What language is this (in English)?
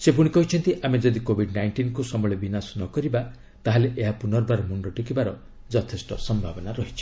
Odia